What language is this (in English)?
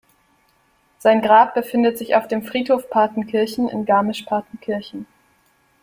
German